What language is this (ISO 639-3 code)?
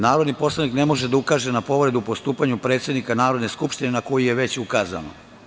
srp